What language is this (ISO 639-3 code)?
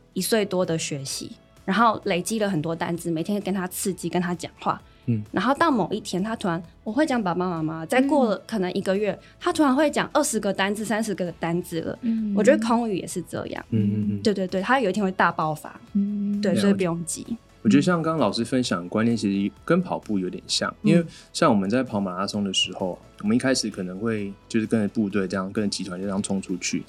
zho